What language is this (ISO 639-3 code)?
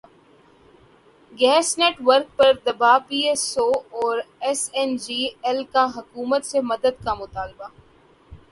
urd